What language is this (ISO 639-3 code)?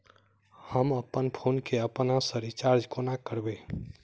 mai